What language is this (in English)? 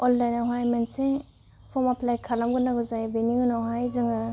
Bodo